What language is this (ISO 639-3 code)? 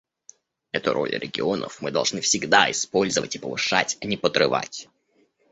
rus